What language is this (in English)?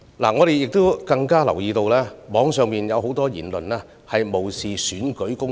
Cantonese